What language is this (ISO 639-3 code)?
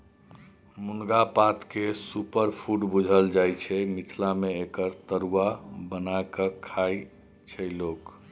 mai